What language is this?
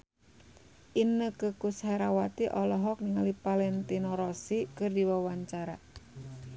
Sundanese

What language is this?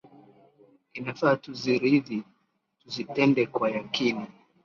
Swahili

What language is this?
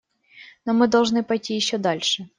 Russian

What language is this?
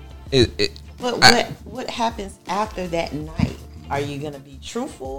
English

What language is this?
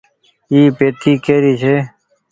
Goaria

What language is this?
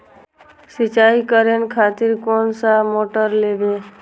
Maithili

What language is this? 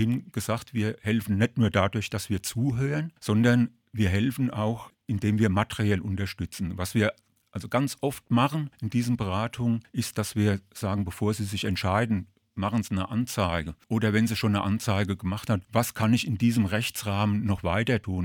German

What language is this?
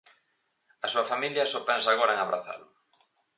Galician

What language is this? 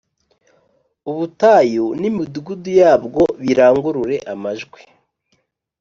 Kinyarwanda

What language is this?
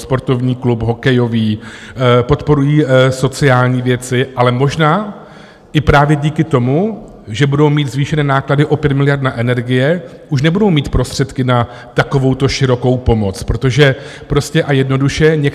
Czech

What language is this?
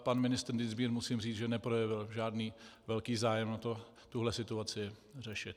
Czech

